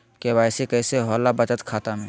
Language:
Magahi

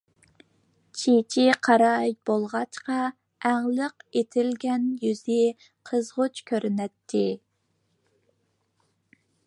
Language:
Uyghur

